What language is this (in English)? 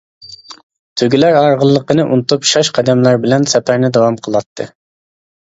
Uyghur